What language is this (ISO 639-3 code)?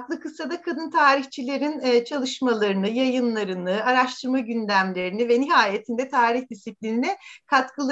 tur